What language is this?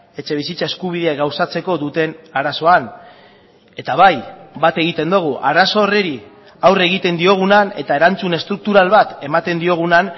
Basque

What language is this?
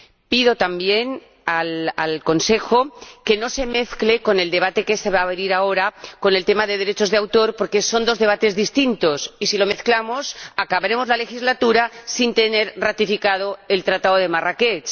Spanish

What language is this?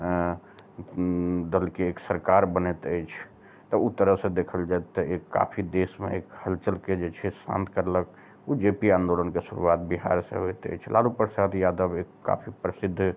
Maithili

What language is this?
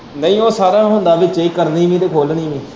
Punjabi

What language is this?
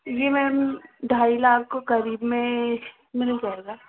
Hindi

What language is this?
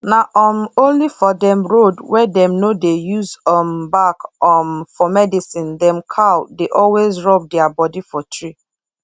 Nigerian Pidgin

